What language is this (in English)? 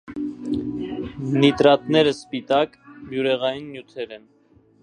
Armenian